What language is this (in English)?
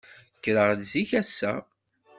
Kabyle